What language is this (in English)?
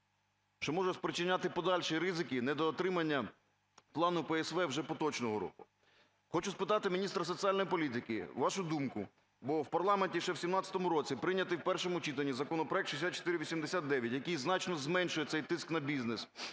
Ukrainian